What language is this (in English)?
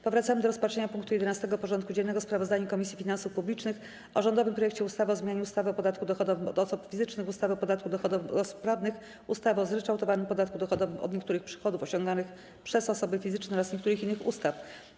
Polish